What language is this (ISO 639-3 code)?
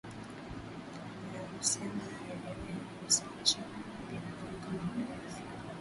swa